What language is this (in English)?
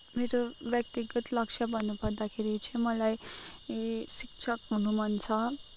Nepali